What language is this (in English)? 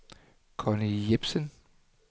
Danish